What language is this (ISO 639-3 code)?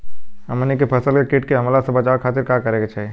bho